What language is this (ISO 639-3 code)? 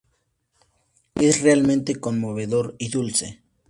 spa